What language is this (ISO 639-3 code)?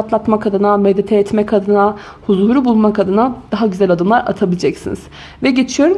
tur